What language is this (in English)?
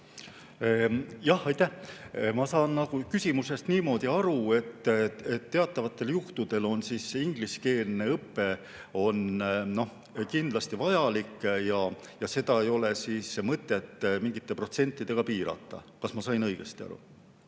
Estonian